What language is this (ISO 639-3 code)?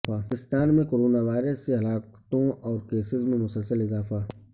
urd